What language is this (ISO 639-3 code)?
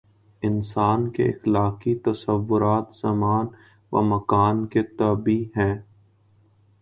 urd